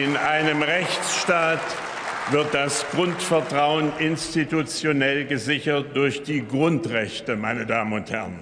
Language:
German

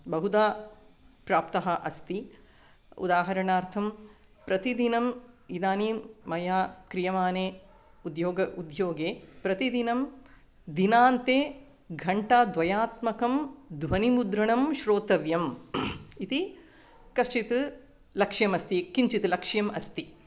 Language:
Sanskrit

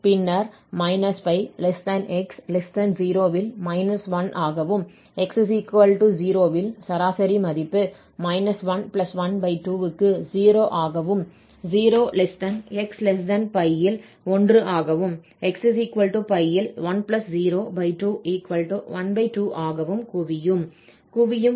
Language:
Tamil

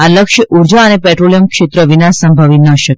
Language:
Gujarati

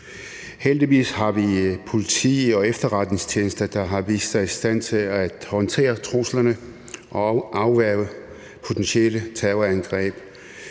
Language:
Danish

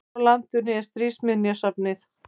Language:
Icelandic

